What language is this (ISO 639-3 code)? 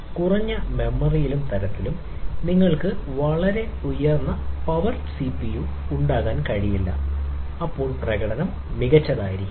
mal